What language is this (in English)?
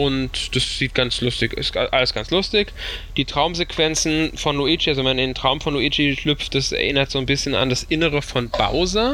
German